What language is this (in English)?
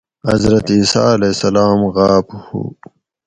Gawri